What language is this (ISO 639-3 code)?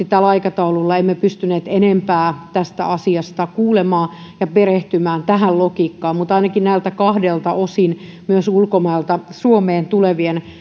fin